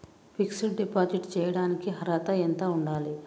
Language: Telugu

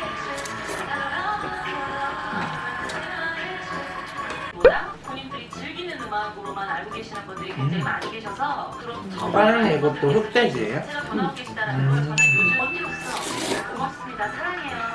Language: Korean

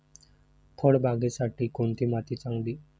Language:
Marathi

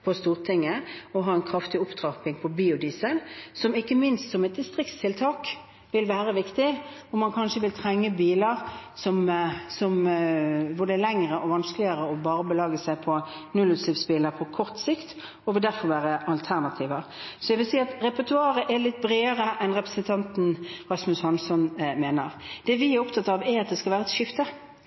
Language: Norwegian Bokmål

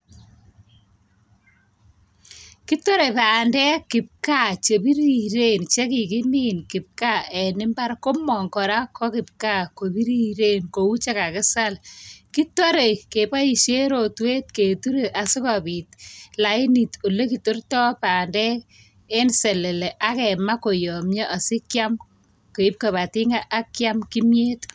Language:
Kalenjin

